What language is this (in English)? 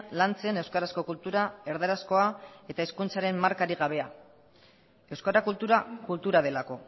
Basque